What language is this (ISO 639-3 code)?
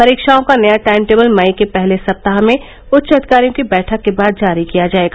hin